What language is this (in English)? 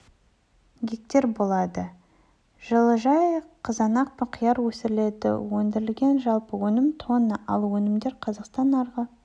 Kazakh